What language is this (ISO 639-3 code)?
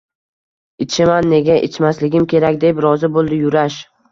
uzb